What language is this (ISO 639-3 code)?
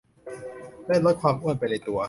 tha